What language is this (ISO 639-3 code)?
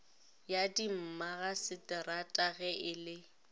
nso